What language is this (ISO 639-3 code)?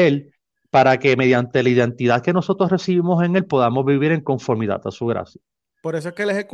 spa